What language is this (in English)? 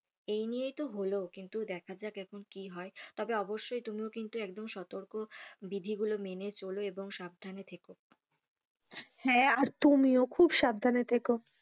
Bangla